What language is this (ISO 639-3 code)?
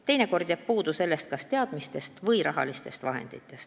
est